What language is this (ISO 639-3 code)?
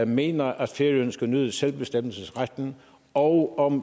dan